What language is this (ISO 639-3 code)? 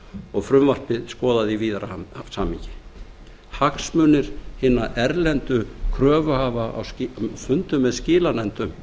isl